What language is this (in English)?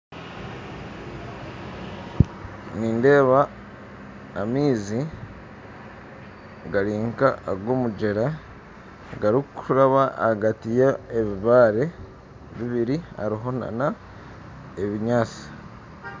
Nyankole